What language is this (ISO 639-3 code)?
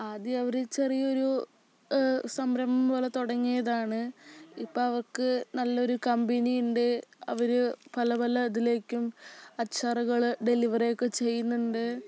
mal